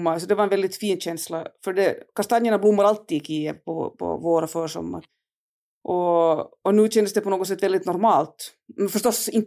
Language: Swedish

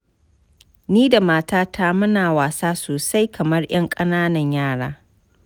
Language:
Hausa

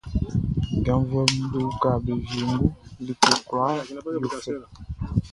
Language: Baoulé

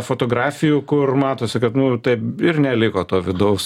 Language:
Lithuanian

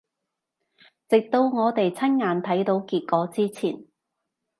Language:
Cantonese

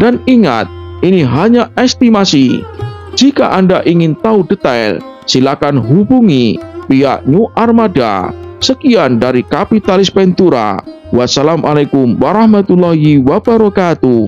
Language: Indonesian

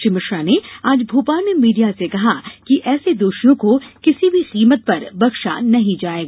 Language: Hindi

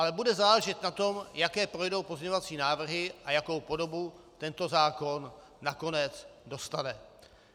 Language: Czech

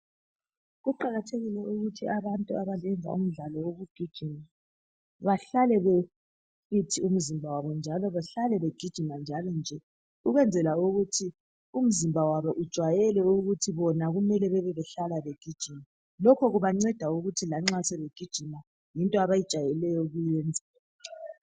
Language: North Ndebele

